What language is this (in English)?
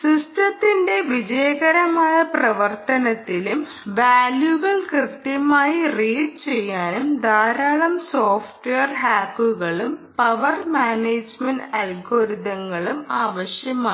Malayalam